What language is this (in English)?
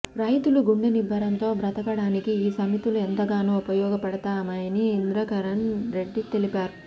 Telugu